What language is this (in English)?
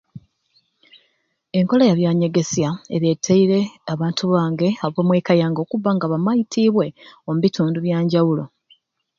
Ruuli